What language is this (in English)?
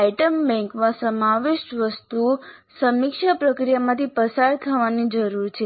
Gujarati